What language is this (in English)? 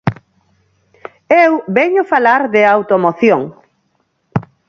Galician